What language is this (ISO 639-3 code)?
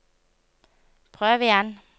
nor